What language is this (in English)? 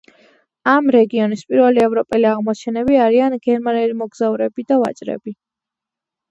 Georgian